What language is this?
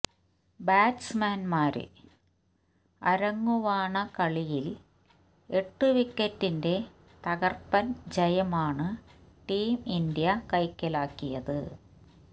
Malayalam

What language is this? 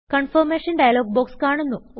Malayalam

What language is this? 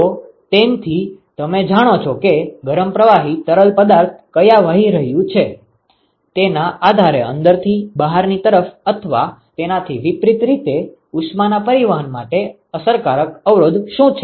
Gujarati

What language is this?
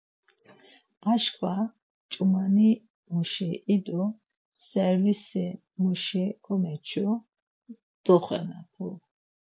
Laz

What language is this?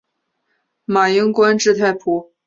Chinese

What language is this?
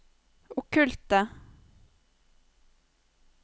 Norwegian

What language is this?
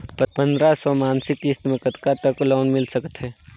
Chhattisgarhi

